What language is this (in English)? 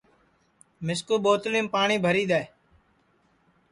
Sansi